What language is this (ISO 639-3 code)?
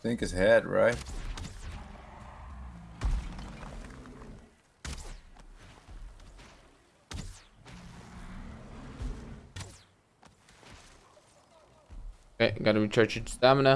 eng